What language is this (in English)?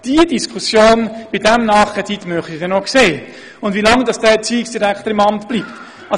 Swiss German